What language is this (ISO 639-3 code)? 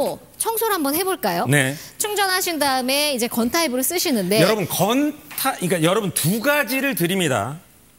kor